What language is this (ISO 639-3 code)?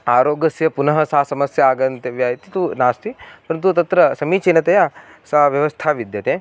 san